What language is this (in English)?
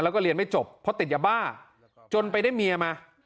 Thai